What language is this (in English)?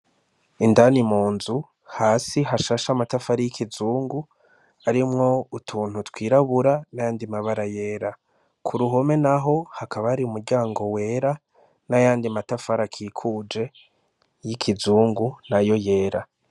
Rundi